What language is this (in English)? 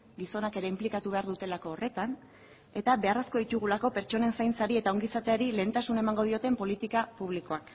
Basque